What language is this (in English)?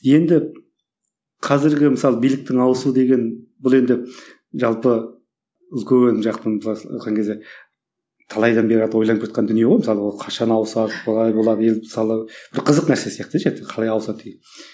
Kazakh